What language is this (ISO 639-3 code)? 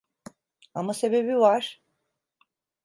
tur